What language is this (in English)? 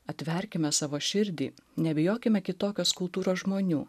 Lithuanian